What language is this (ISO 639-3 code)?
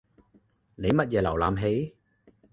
yue